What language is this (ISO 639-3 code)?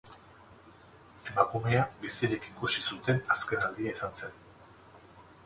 eus